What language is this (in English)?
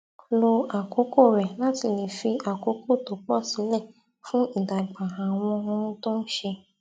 Yoruba